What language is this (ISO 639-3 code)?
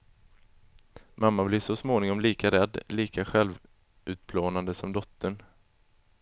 swe